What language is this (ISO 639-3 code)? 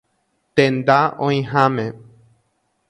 grn